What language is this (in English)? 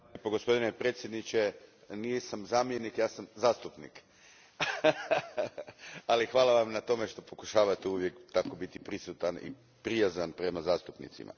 Croatian